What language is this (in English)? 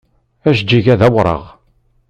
Kabyle